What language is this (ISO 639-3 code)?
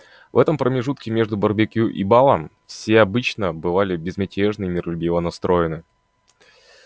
rus